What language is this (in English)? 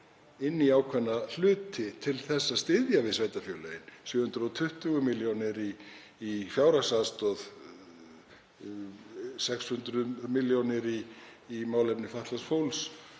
Icelandic